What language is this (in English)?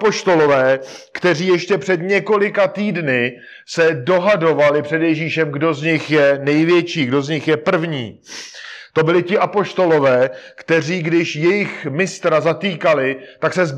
Czech